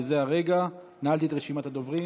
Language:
Hebrew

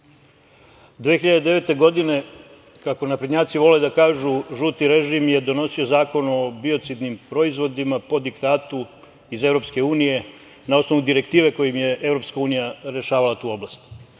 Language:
Serbian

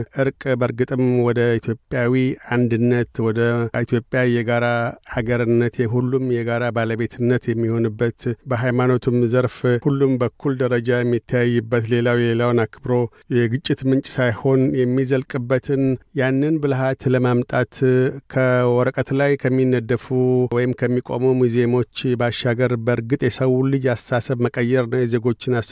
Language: Amharic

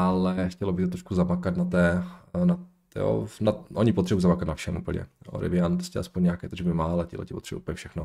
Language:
Czech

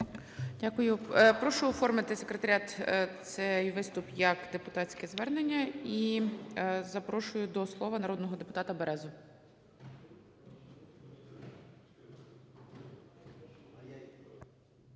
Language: Ukrainian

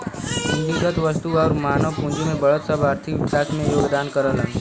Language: Bhojpuri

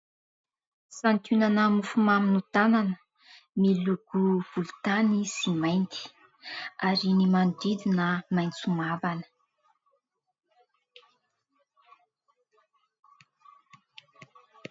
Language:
Malagasy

